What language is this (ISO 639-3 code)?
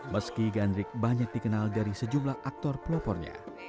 ind